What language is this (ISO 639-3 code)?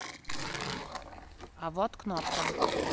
rus